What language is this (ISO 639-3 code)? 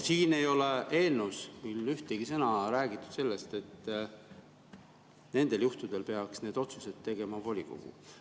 est